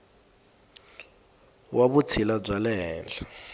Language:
Tsonga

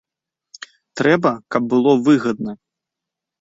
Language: Belarusian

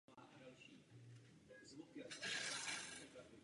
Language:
Czech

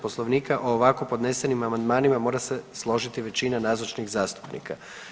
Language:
Croatian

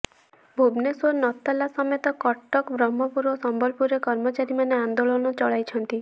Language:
Odia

